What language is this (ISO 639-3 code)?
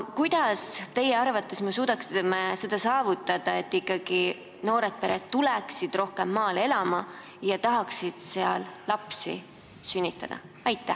est